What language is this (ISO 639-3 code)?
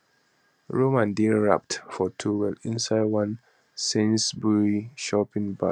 pcm